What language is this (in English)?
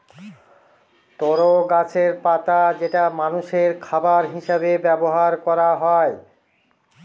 Bangla